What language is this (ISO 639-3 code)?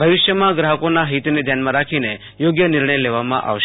guj